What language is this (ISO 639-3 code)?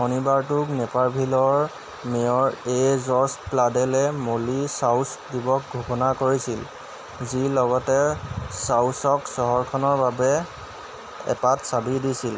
asm